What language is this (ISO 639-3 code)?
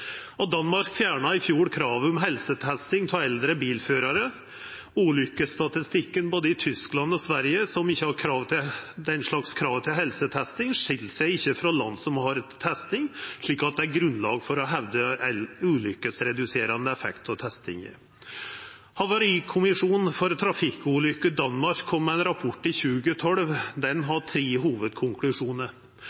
nno